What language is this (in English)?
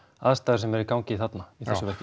Icelandic